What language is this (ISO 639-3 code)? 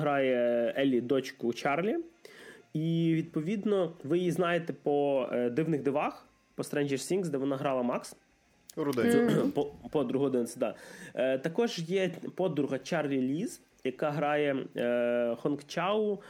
ukr